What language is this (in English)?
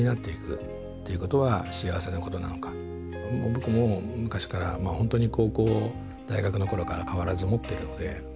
Japanese